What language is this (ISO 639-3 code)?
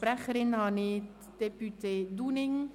gsw